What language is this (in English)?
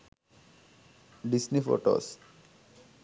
Sinhala